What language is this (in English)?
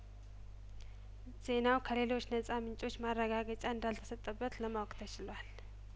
Amharic